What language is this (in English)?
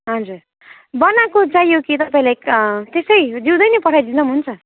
Nepali